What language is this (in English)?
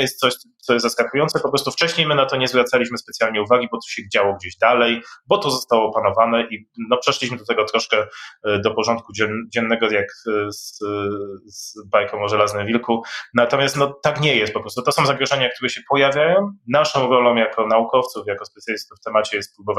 Polish